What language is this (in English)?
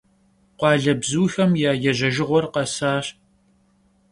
Kabardian